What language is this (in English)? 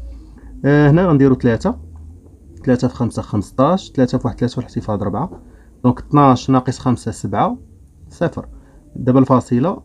Arabic